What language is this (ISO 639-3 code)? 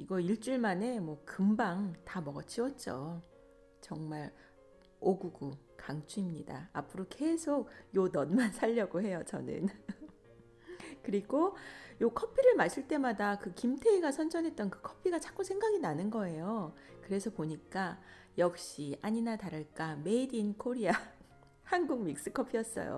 kor